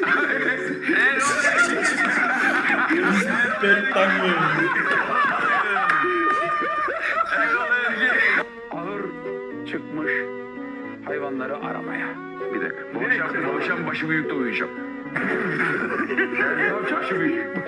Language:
Turkish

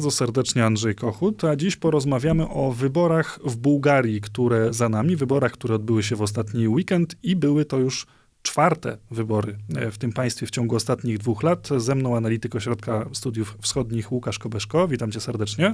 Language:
Polish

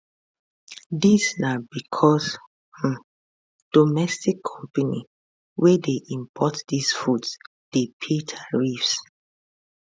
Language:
Nigerian Pidgin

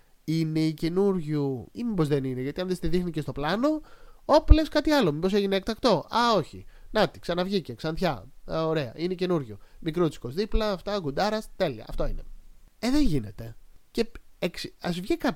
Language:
Greek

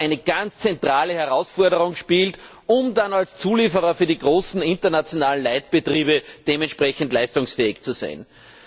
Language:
German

